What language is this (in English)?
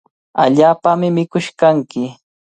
Cajatambo North Lima Quechua